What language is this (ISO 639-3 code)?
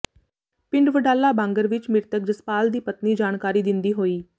pan